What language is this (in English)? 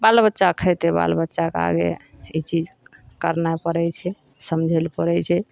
Maithili